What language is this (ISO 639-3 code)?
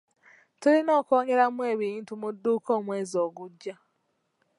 lug